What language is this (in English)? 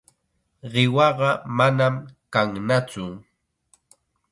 Chiquián Ancash Quechua